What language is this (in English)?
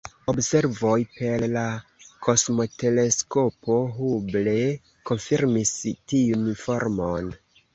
Esperanto